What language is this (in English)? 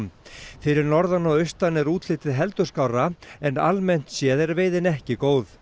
Icelandic